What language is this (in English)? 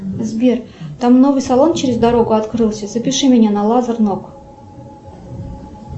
Russian